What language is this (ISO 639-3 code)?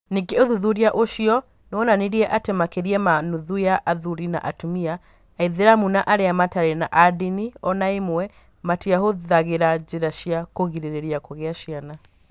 kik